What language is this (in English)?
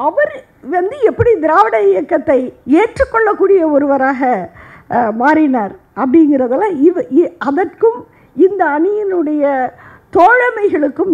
Arabic